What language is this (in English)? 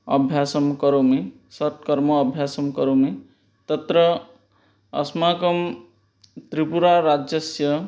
Sanskrit